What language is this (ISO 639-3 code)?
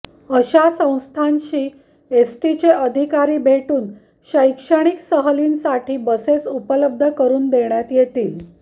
mar